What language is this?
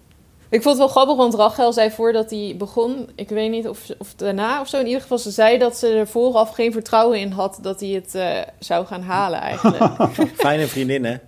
Dutch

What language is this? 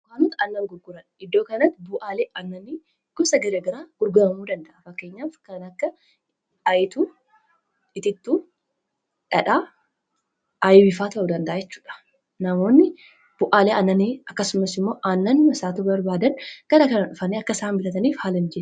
Oromo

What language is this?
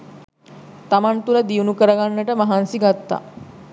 Sinhala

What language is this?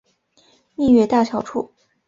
Chinese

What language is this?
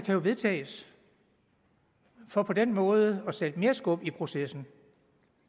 Danish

